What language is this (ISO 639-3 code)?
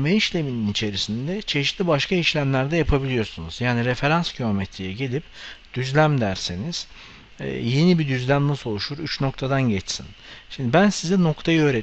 tur